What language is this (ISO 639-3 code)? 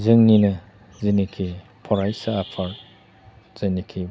brx